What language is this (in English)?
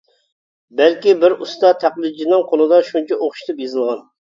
Uyghur